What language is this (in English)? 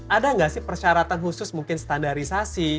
Indonesian